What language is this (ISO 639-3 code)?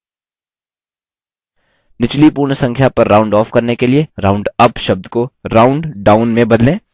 hin